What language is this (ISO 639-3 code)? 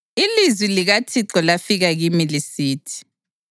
nde